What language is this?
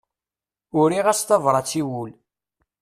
Kabyle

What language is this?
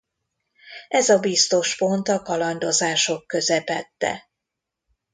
Hungarian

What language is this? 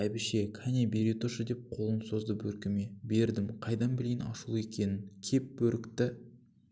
Kazakh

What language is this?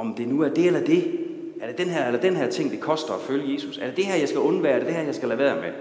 Danish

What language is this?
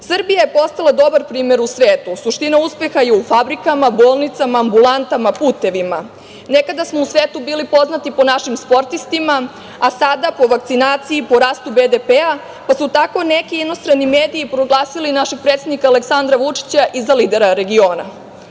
Serbian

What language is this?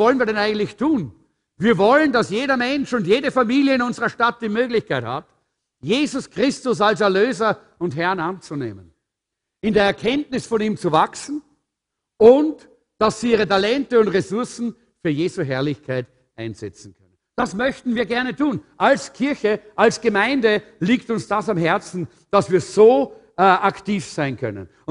German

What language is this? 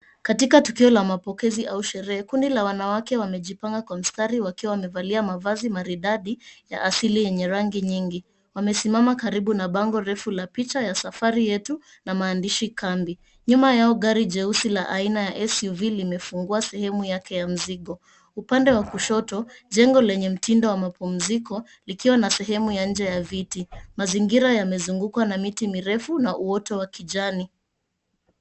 Swahili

